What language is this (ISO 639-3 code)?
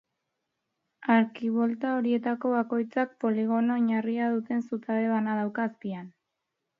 eus